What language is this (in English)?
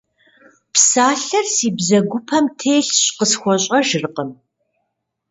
Kabardian